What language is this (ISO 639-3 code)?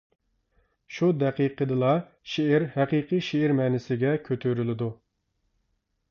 uig